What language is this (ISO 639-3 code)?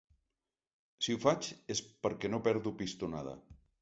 cat